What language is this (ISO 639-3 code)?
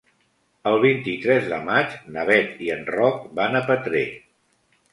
cat